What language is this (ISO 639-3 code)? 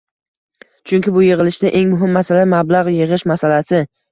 uzb